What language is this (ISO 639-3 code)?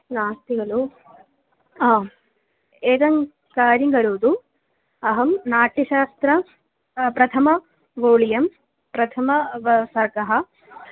san